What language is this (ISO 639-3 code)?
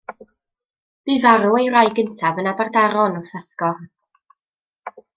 cym